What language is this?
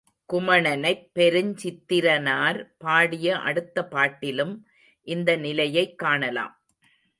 Tamil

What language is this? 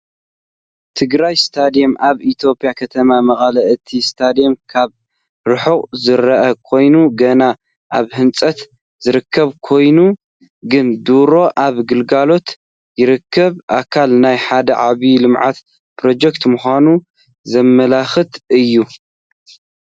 Tigrinya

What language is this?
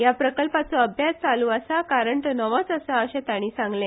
Konkani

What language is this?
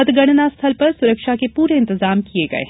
Hindi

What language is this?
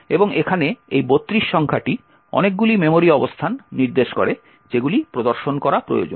Bangla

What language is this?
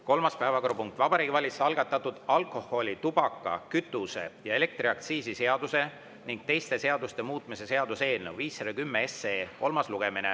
Estonian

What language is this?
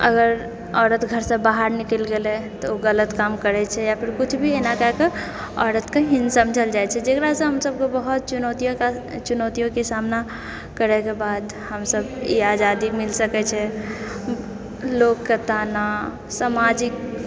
Maithili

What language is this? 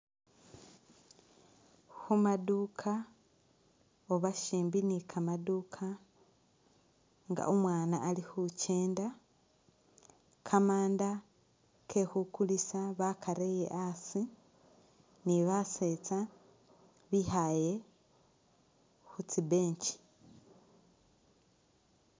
Masaaba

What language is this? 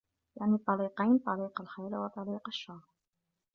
Arabic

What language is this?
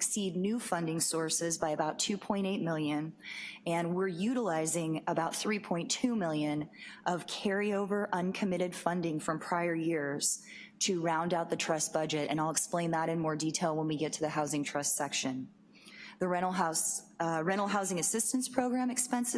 English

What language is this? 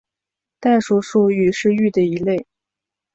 Chinese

